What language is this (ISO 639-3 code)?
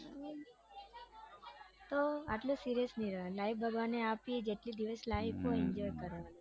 guj